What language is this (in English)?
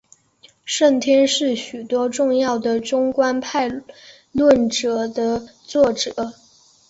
Chinese